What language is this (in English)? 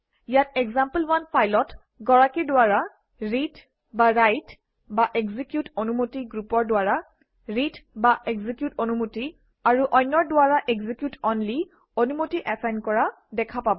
Assamese